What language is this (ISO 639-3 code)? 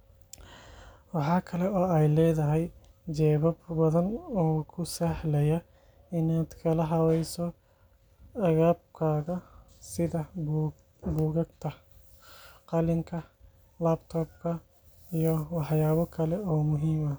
som